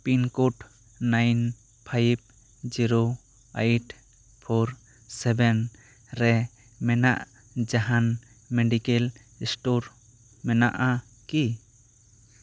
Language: Santali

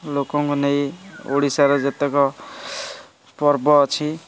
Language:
Odia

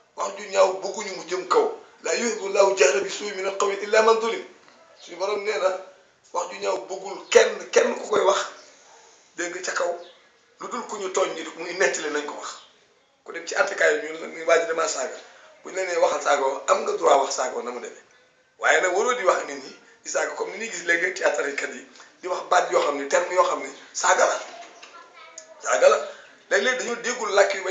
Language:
Arabic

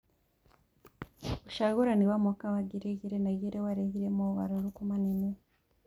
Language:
Kikuyu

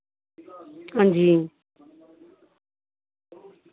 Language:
Dogri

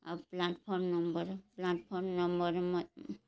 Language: Odia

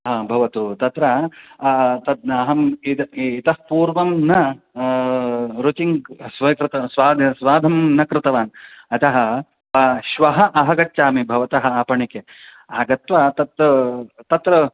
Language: Sanskrit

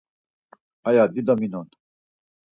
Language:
Laz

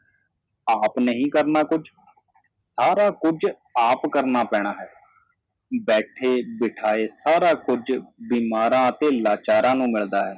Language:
Punjabi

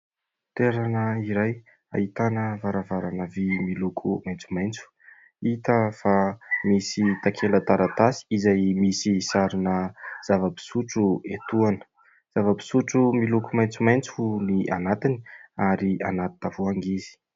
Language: Malagasy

